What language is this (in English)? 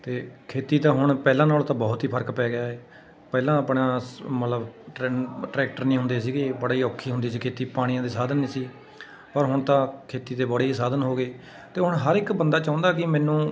Punjabi